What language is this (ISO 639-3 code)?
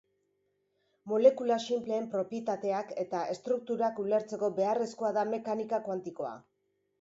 eus